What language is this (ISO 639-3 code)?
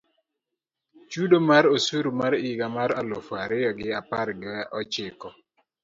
luo